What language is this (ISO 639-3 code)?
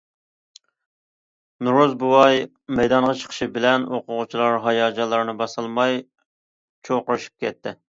uig